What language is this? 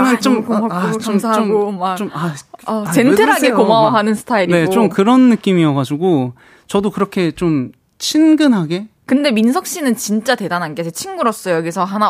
Korean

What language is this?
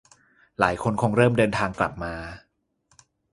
Thai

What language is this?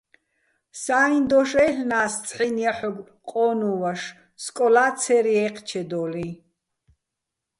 Bats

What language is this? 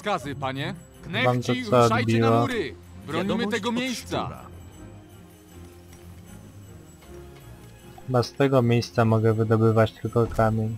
Polish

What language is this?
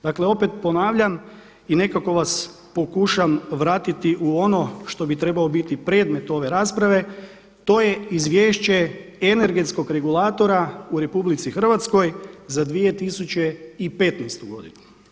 Croatian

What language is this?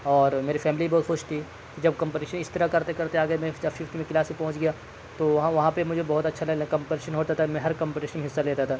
Urdu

